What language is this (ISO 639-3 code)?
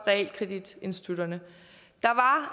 dan